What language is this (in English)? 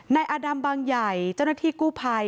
Thai